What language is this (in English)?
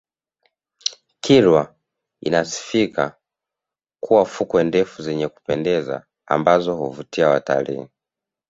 Swahili